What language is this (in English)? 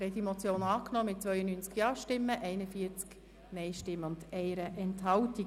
Swiss German